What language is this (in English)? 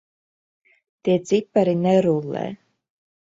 Latvian